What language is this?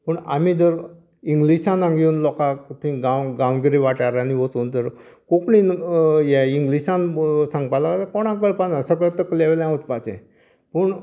Konkani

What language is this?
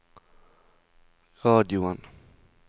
Norwegian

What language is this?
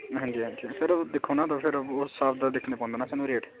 Dogri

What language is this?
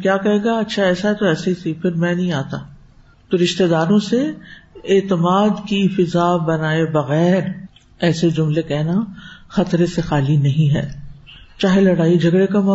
Urdu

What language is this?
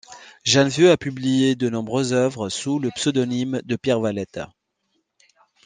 French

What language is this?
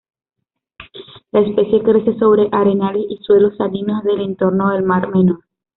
Spanish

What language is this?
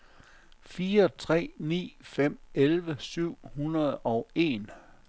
Danish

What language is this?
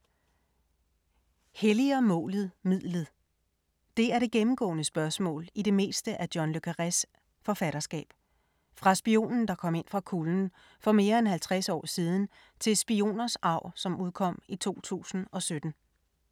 Danish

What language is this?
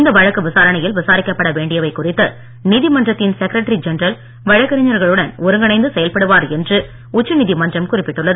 Tamil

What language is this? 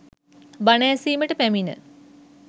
Sinhala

